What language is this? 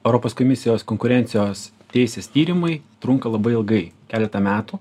Lithuanian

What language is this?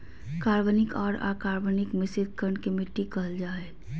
Magahi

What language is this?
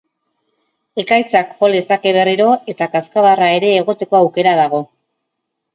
Basque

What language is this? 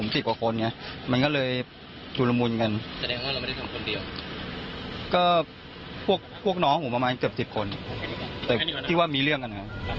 Thai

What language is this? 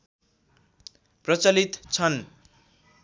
Nepali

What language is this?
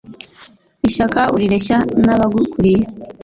Kinyarwanda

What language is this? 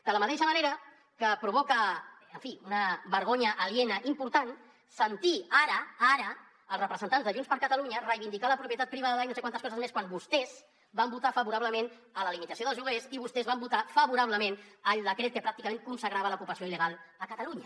Catalan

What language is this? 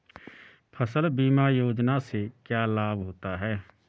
Hindi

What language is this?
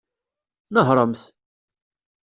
Kabyle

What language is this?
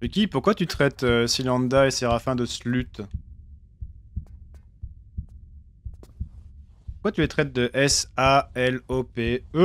French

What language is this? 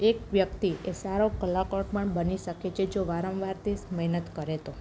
Gujarati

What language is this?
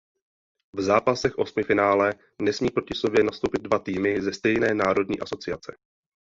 Czech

